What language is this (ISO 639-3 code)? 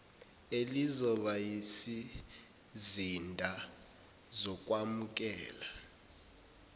zul